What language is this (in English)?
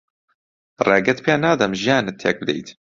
Central Kurdish